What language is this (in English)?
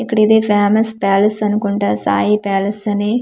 Telugu